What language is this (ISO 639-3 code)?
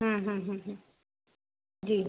snd